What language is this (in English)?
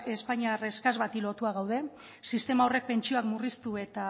Basque